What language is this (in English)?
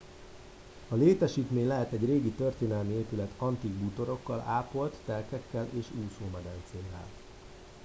Hungarian